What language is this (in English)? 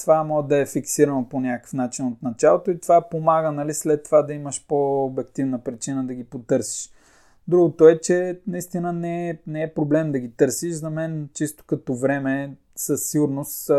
Bulgarian